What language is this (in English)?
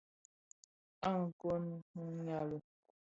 Bafia